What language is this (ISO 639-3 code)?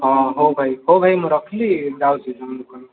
ori